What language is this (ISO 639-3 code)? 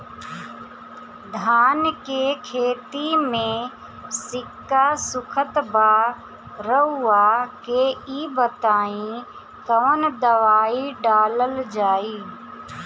bho